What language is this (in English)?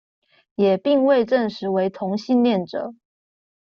Chinese